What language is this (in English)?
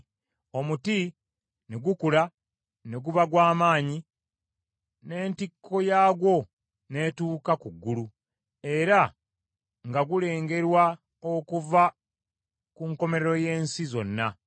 Ganda